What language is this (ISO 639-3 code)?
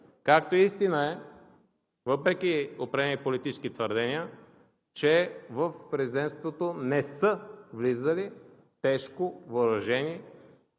bul